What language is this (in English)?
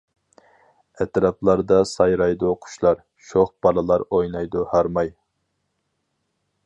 Uyghur